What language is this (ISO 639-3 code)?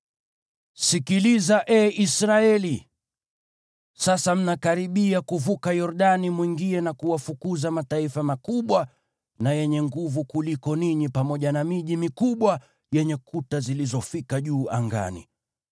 swa